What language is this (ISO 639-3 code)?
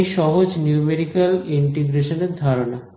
ben